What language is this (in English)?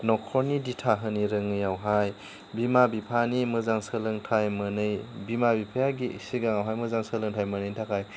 Bodo